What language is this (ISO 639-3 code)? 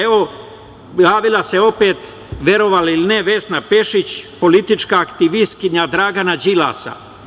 srp